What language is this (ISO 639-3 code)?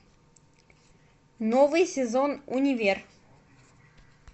rus